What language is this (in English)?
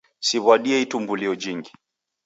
Taita